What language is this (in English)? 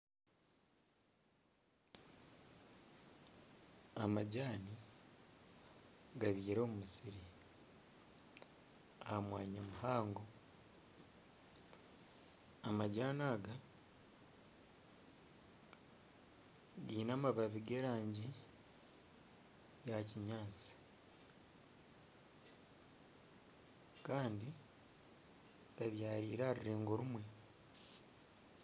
Nyankole